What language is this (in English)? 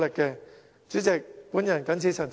Cantonese